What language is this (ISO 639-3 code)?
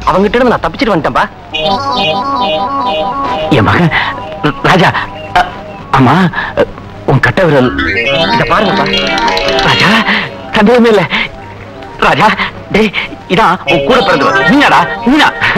ind